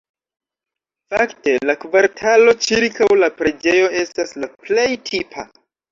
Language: Esperanto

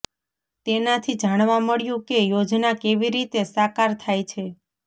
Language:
Gujarati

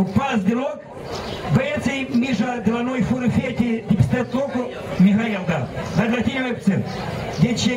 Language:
Romanian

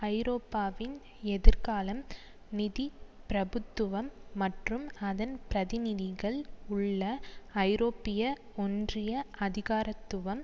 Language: Tamil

